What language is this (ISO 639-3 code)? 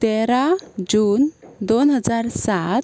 kok